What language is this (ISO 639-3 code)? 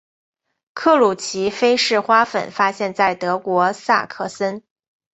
zho